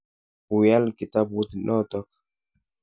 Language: Kalenjin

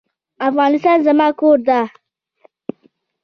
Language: Pashto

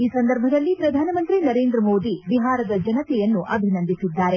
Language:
Kannada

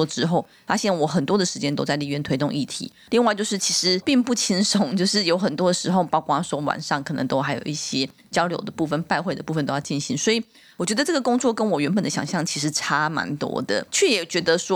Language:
Chinese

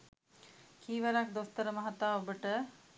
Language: Sinhala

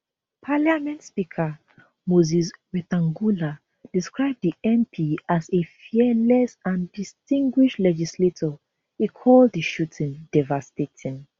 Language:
Nigerian Pidgin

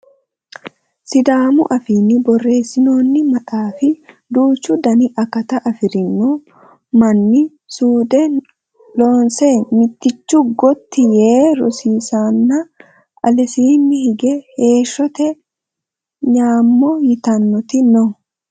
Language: Sidamo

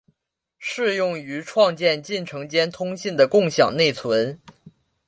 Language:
Chinese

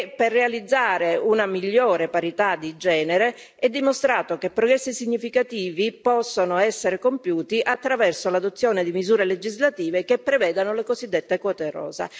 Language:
Italian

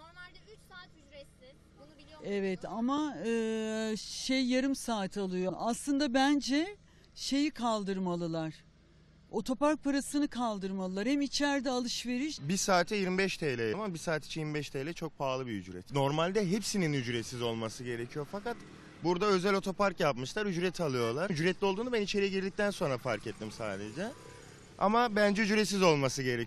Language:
Turkish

